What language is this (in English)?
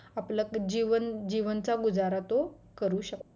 Marathi